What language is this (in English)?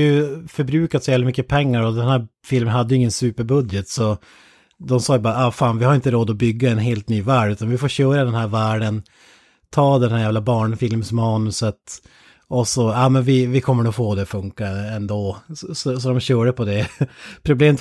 Swedish